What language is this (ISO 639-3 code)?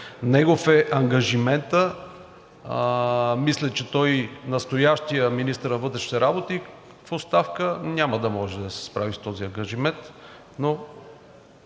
bul